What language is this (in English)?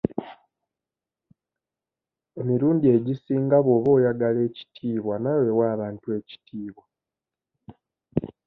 Ganda